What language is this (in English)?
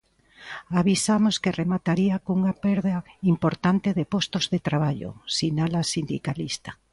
Galician